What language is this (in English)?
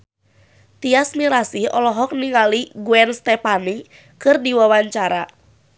Sundanese